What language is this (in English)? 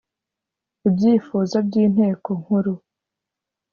Kinyarwanda